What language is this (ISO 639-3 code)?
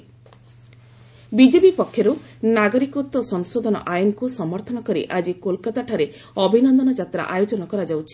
ori